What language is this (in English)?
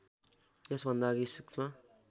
Nepali